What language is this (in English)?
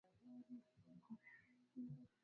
Swahili